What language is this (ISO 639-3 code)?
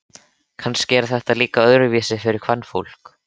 isl